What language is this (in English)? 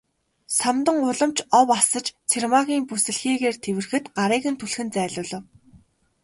Mongolian